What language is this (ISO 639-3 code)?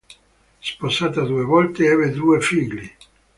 ita